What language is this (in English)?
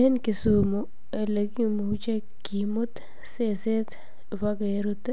Kalenjin